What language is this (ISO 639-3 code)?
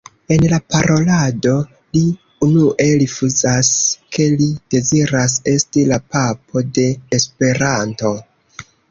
epo